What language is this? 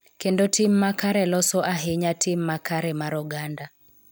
Luo (Kenya and Tanzania)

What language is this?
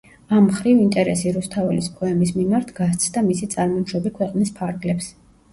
Georgian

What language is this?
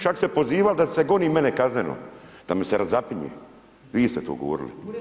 Croatian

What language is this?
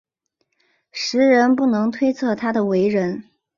Chinese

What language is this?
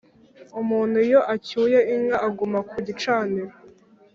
Kinyarwanda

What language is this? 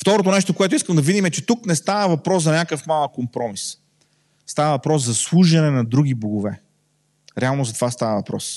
Bulgarian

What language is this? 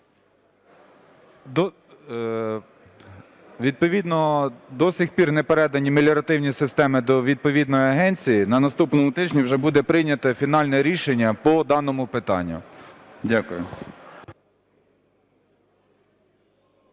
Ukrainian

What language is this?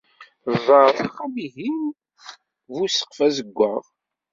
Kabyle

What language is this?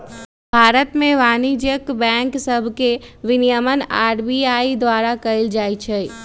Magahi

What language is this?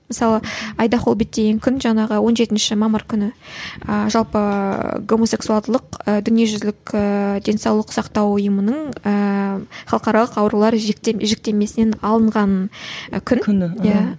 Kazakh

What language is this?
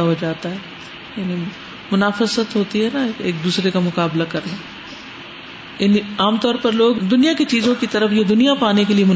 Urdu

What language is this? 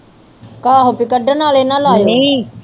Punjabi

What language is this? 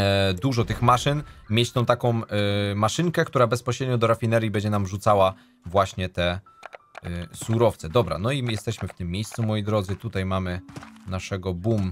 Polish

